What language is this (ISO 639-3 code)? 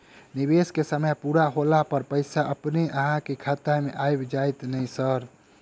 mai